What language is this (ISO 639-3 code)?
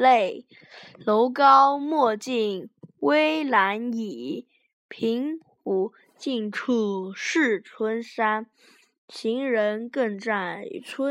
zho